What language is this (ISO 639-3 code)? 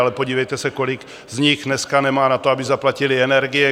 ces